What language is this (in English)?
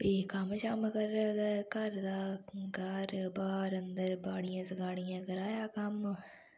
Dogri